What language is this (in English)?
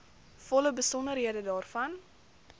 Afrikaans